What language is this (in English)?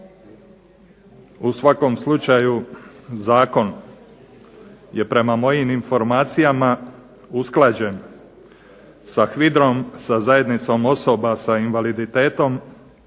Croatian